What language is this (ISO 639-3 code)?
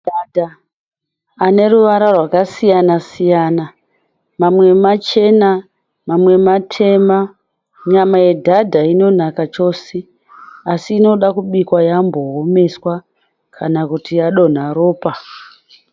sna